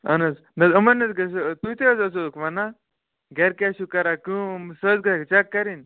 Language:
Kashmiri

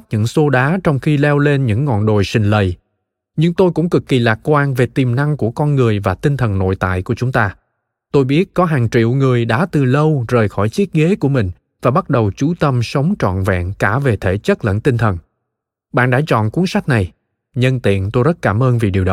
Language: Vietnamese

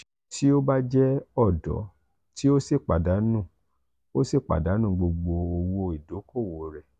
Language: Yoruba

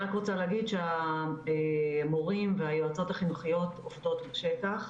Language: Hebrew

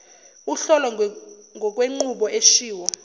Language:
Zulu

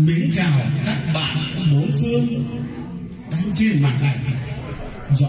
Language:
Vietnamese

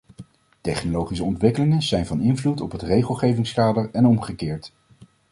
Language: Dutch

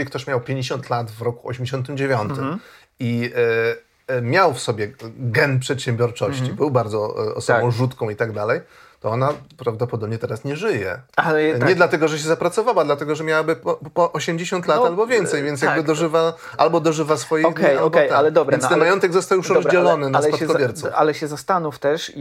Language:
Polish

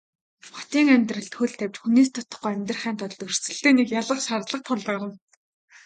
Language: Mongolian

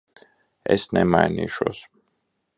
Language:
Latvian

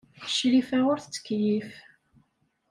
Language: Kabyle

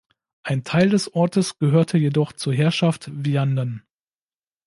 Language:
German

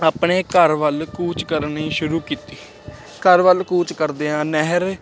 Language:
Punjabi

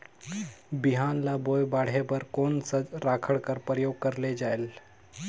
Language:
Chhattisgarhi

